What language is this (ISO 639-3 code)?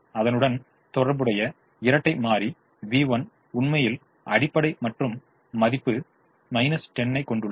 tam